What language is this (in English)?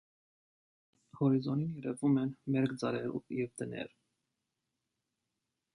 Armenian